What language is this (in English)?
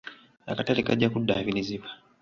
Ganda